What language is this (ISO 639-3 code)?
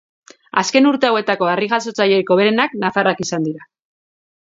eus